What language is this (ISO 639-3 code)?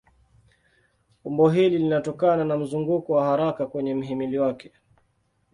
swa